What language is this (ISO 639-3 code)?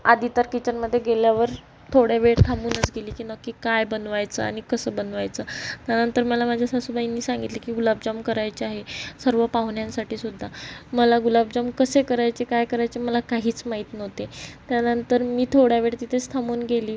mar